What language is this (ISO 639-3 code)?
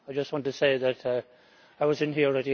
eng